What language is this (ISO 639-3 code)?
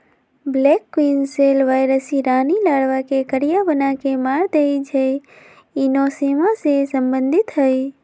mag